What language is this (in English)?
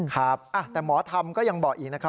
Thai